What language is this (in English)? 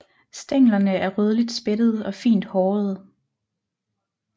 Danish